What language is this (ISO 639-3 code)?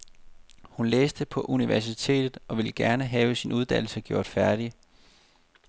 dan